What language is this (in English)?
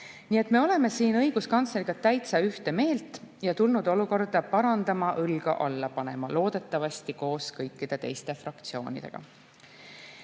Estonian